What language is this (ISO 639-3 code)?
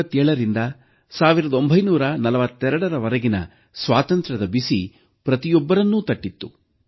kan